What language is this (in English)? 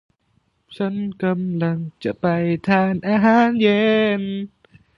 Thai